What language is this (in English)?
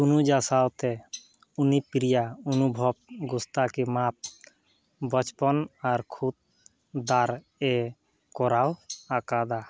Santali